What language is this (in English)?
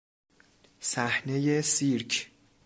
Persian